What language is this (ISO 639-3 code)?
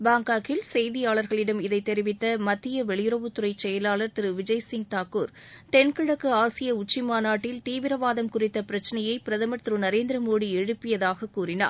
tam